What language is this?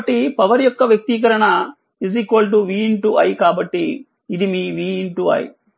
Telugu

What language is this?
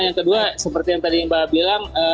Indonesian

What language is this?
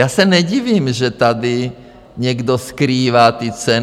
Czech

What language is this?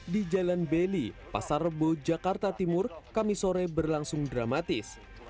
Indonesian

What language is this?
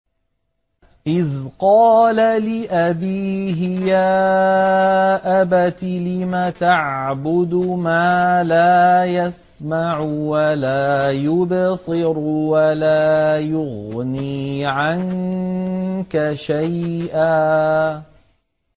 Arabic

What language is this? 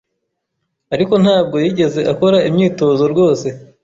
Kinyarwanda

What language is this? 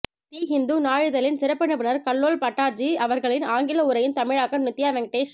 Tamil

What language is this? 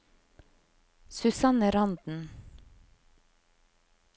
Norwegian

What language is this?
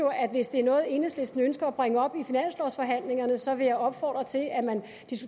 Danish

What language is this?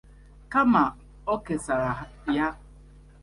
Igbo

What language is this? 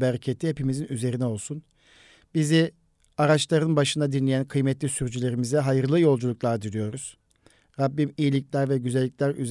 Turkish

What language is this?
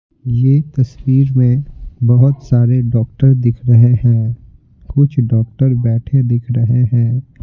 Hindi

